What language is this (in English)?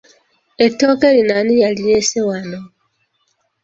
Ganda